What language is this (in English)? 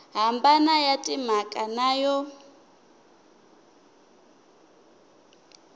Tsonga